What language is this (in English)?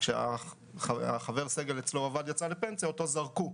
Hebrew